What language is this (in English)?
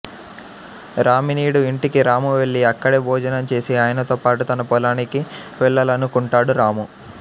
Telugu